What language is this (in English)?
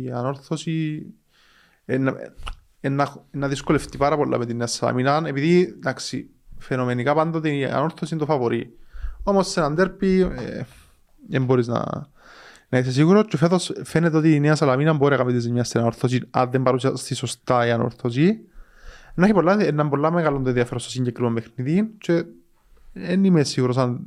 Greek